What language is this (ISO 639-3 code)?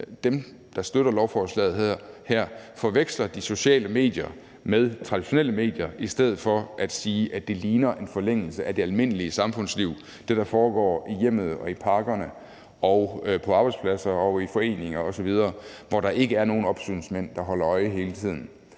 dan